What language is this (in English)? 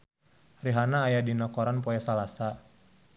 Sundanese